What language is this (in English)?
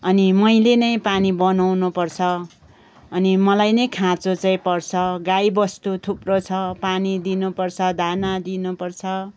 Nepali